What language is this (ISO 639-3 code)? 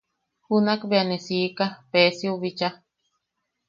yaq